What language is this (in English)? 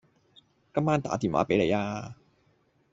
Cantonese